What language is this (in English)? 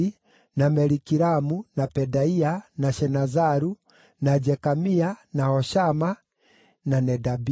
Kikuyu